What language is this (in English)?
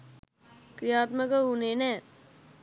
Sinhala